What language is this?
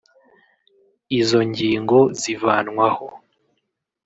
Kinyarwanda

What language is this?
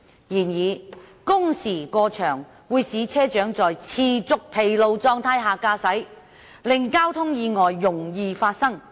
Cantonese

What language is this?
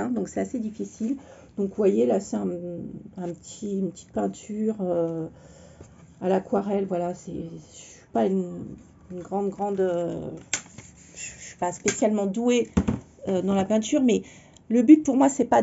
French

